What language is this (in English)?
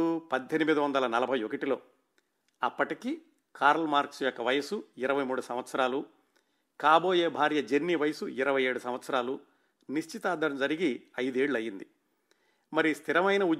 Telugu